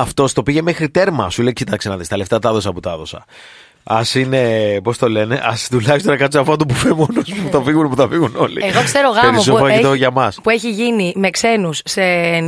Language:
Greek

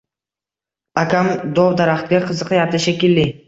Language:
Uzbek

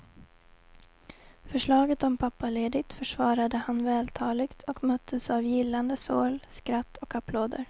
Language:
Swedish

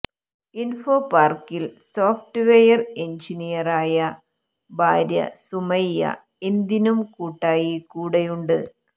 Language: Malayalam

